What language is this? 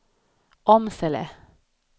Swedish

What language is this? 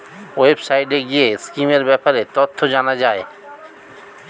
Bangla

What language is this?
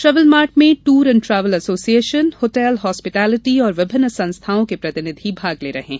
Hindi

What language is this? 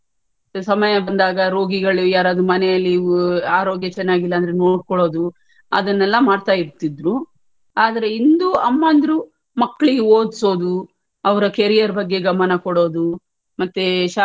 Kannada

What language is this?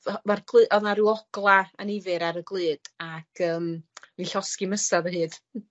Welsh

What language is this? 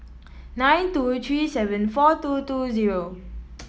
English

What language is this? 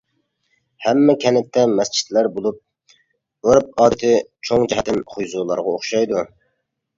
Uyghur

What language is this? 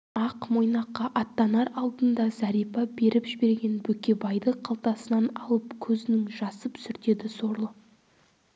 Kazakh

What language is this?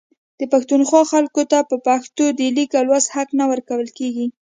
Pashto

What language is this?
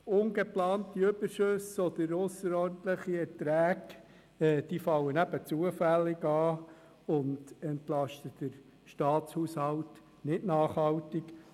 Swiss German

